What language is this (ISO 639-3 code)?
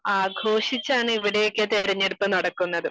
mal